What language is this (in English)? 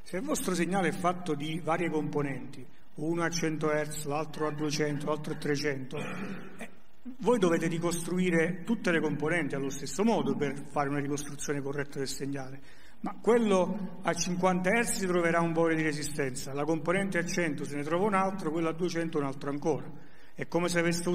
Italian